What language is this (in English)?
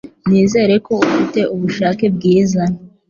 Kinyarwanda